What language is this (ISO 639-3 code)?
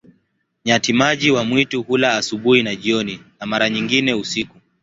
swa